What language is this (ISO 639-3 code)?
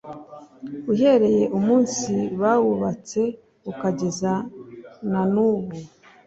kin